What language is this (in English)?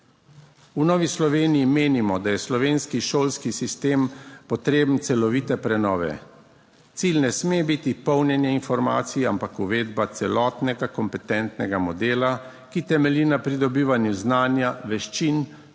Slovenian